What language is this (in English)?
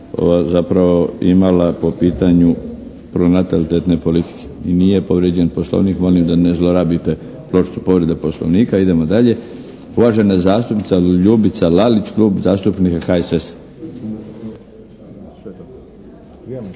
Croatian